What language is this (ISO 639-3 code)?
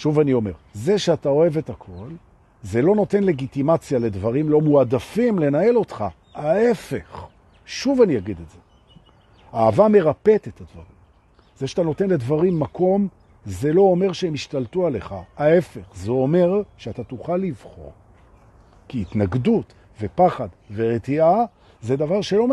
heb